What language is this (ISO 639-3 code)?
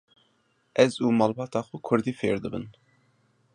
kur